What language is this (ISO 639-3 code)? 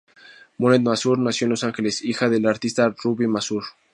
spa